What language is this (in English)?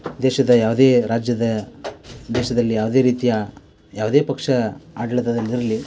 Kannada